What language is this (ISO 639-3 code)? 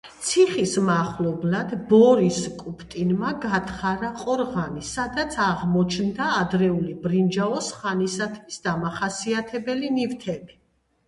kat